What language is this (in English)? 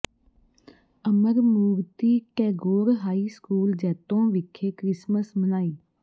Punjabi